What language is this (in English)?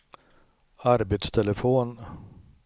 Swedish